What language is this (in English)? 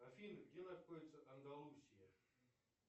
Russian